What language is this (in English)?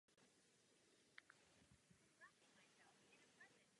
Czech